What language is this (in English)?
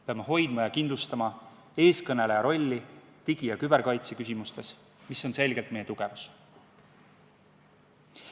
Estonian